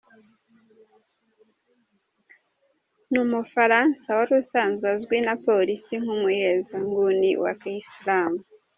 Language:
Kinyarwanda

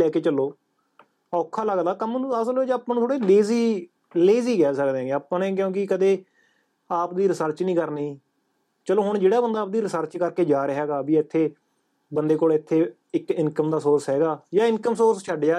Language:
Punjabi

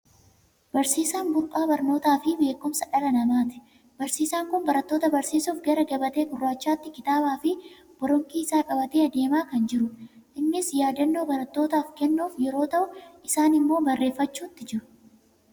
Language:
Oromo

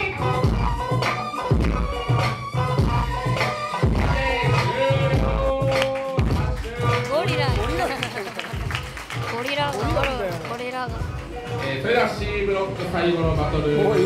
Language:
Korean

